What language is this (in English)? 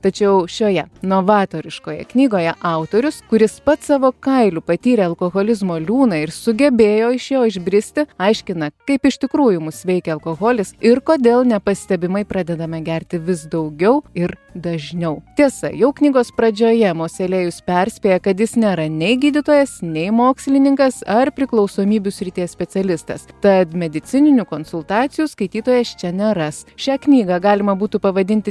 Lithuanian